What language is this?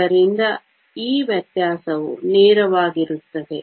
Kannada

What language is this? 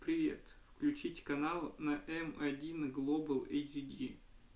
Russian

